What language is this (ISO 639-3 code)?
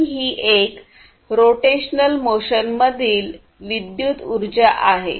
mar